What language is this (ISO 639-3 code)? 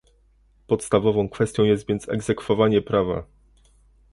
pol